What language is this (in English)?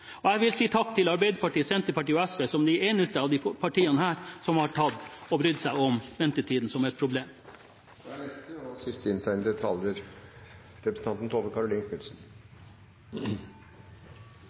Norwegian Bokmål